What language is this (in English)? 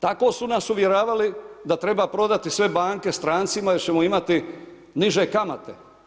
Croatian